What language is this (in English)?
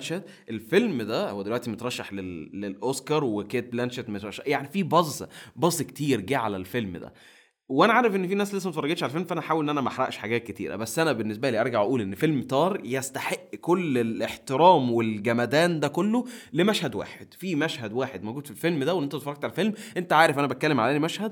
Arabic